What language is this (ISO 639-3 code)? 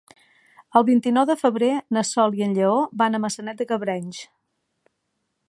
cat